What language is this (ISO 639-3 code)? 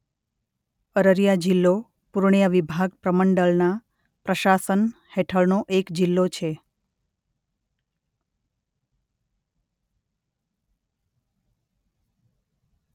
guj